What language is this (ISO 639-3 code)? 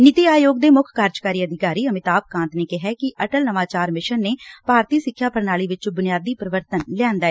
pan